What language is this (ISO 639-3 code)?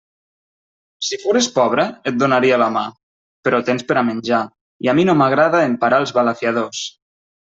cat